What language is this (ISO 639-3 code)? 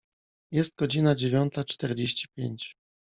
pol